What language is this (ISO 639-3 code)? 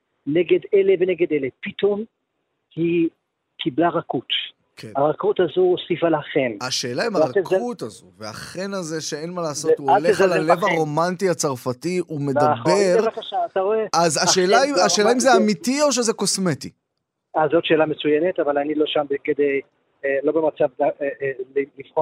heb